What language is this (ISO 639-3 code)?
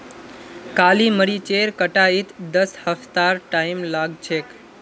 mag